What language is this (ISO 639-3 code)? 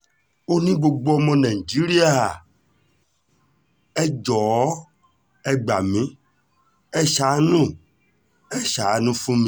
yor